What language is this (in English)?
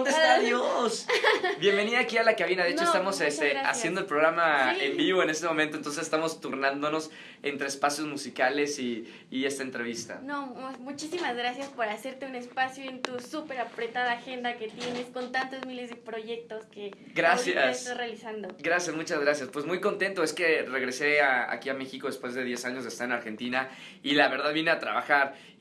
Spanish